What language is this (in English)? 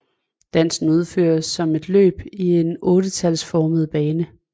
Danish